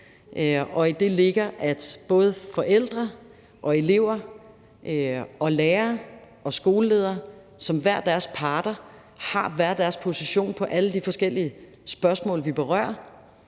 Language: Danish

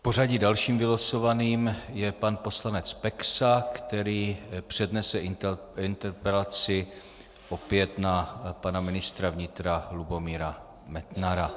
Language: Czech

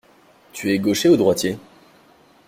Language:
French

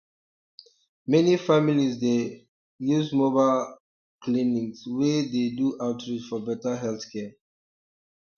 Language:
Nigerian Pidgin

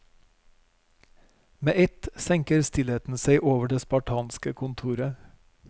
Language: Norwegian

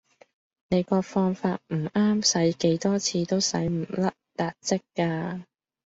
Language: Cantonese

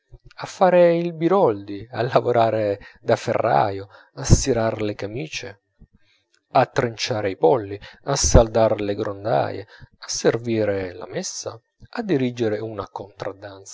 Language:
Italian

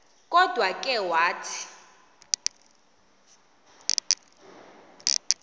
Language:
Xhosa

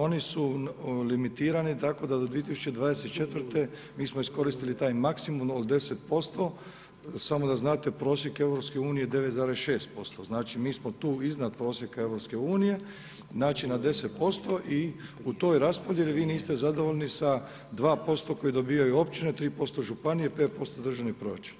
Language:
Croatian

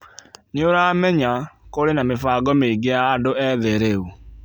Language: Kikuyu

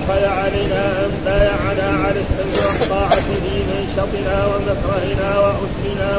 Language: Arabic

